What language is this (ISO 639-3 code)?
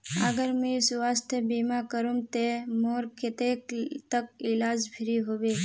mag